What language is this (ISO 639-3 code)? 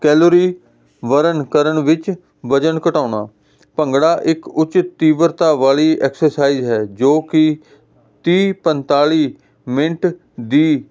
pan